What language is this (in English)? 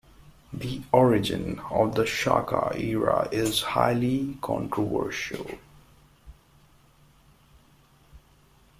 English